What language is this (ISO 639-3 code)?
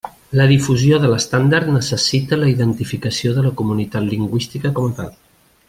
cat